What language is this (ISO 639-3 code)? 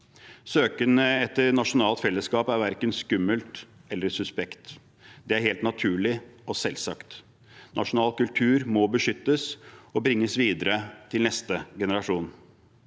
nor